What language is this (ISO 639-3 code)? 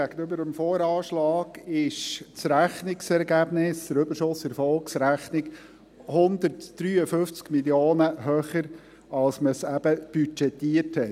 gsw